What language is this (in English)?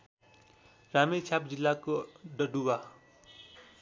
Nepali